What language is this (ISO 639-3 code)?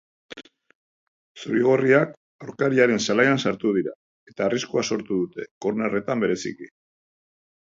eus